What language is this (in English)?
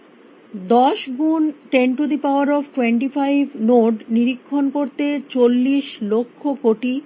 Bangla